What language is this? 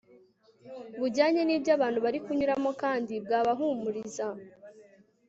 Kinyarwanda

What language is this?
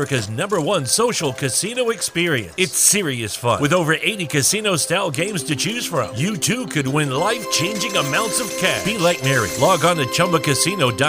Spanish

